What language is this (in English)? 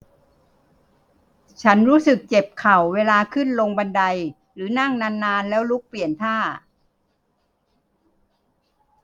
Thai